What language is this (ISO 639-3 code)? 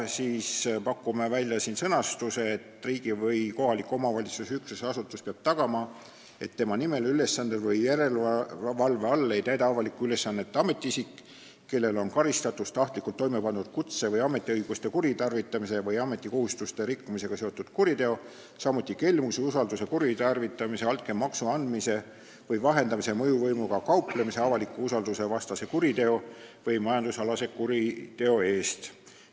est